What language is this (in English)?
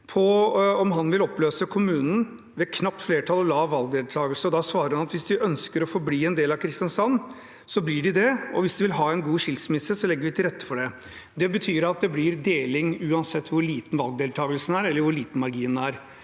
Norwegian